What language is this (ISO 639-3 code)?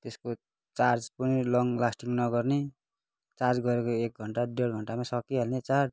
nep